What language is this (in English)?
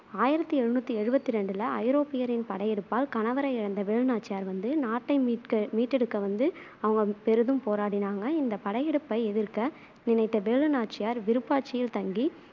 Tamil